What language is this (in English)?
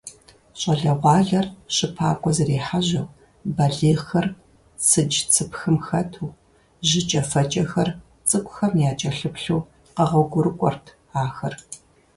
Kabardian